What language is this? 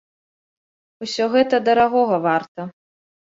Belarusian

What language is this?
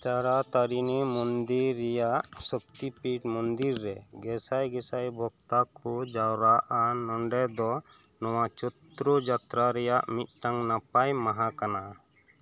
Santali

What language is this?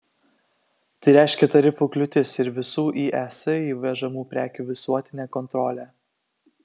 Lithuanian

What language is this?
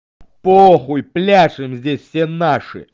Russian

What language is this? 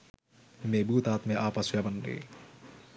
Sinhala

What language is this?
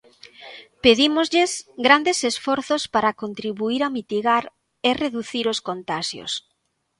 Galician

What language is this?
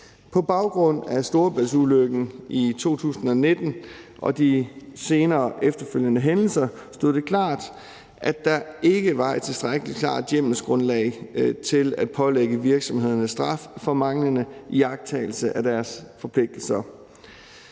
Danish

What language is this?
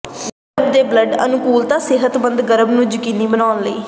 Punjabi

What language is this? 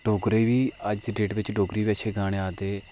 Dogri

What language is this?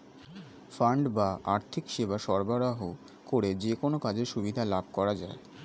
Bangla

